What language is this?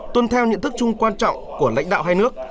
Vietnamese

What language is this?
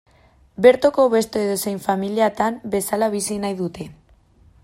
Basque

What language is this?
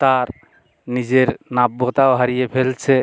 Bangla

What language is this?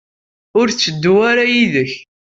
Kabyle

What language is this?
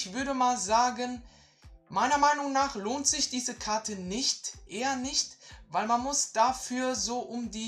German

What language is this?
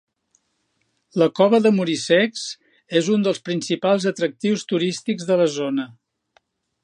Catalan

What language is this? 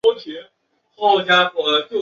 Chinese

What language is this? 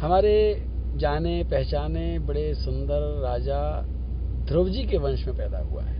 Hindi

